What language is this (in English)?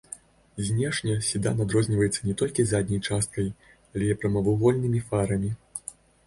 Belarusian